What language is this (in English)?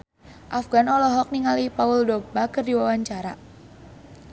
Sundanese